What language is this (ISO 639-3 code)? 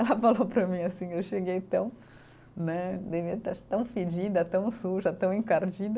por